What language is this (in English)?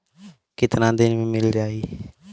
Bhojpuri